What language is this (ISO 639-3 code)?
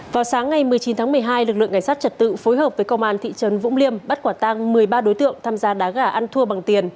vie